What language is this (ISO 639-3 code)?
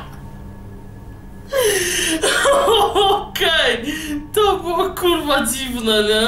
pol